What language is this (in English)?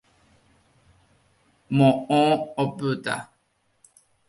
Guarani